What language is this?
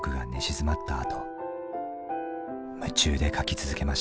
Japanese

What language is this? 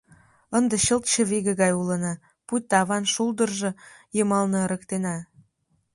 Mari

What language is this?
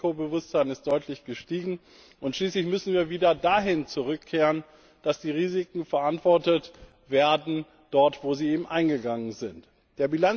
German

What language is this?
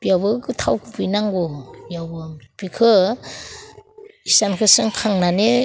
Bodo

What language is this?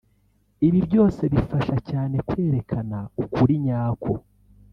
Kinyarwanda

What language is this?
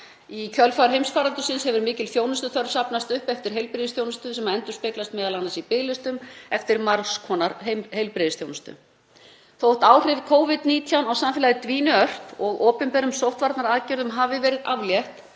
Icelandic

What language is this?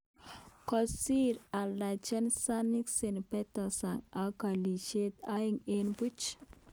Kalenjin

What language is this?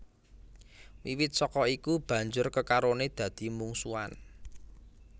Javanese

